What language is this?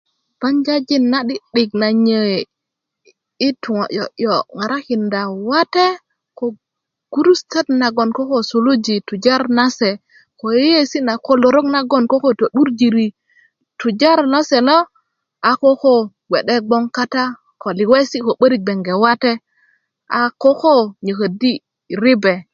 Kuku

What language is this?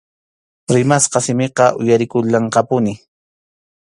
Arequipa-La Unión Quechua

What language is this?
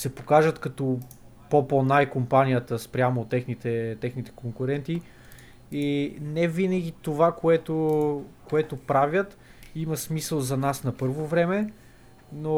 Bulgarian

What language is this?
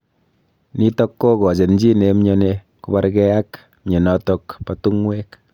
Kalenjin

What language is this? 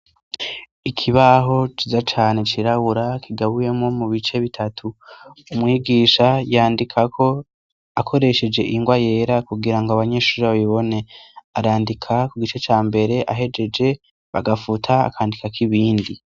Rundi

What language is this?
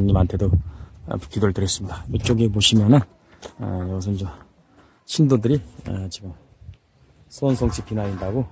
Korean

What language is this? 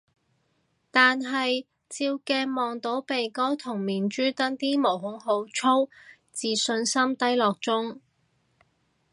Cantonese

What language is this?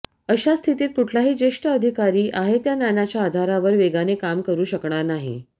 Marathi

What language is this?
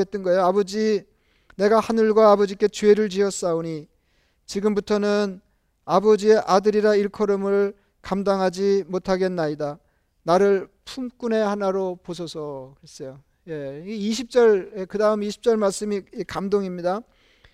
Korean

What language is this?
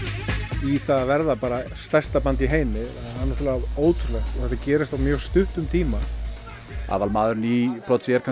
Icelandic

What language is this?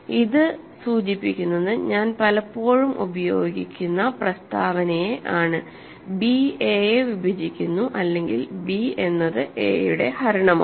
Malayalam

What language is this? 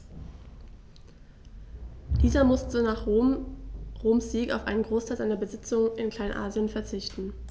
German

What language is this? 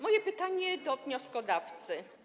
Polish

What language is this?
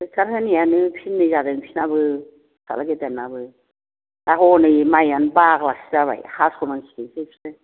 Bodo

